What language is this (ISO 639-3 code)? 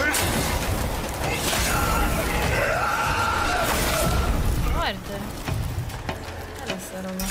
ita